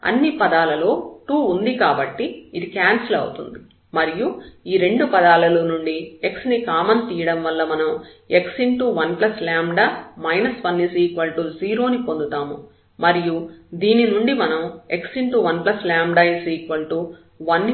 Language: Telugu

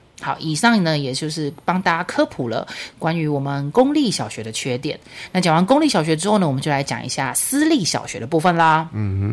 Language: Chinese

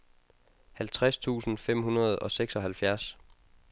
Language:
Danish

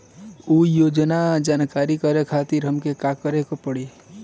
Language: Bhojpuri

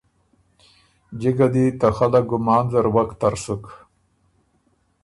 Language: Ormuri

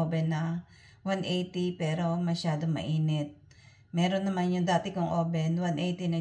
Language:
Filipino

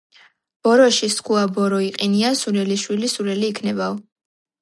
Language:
Georgian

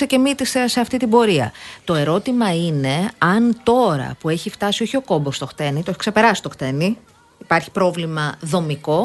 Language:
Greek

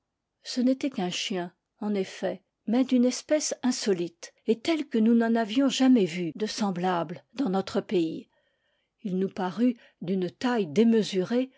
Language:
French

